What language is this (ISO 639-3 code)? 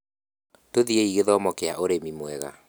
kik